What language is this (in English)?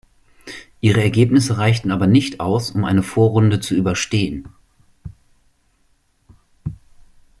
German